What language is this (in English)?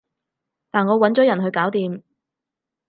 Cantonese